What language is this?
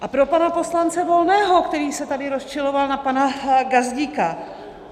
Czech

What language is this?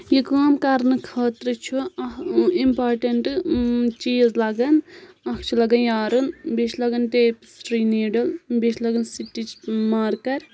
Kashmiri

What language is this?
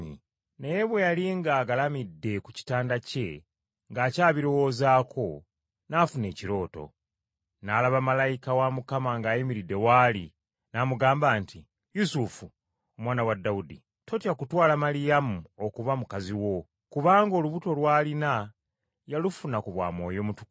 Ganda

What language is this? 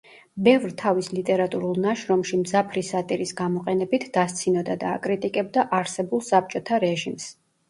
Georgian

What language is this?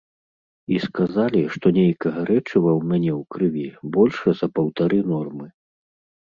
Belarusian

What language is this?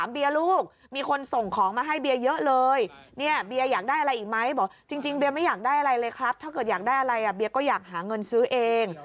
Thai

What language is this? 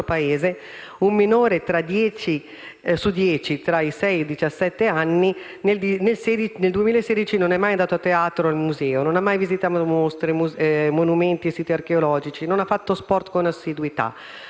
Italian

